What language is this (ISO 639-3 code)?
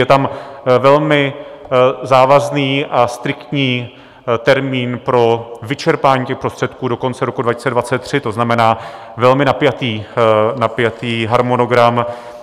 ces